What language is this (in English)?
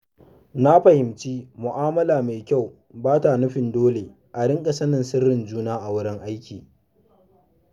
Hausa